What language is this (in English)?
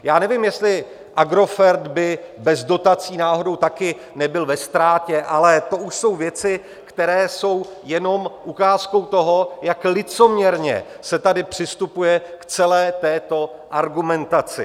Czech